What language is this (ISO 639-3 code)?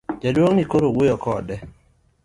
luo